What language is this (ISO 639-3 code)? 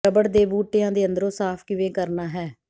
pan